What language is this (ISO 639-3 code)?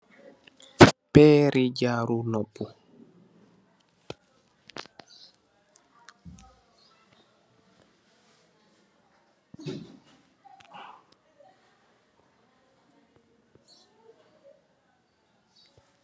wol